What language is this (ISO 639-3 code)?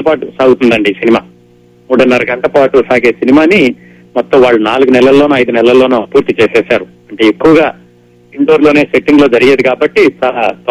tel